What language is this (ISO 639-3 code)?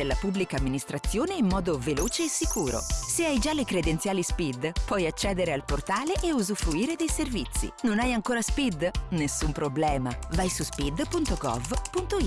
ita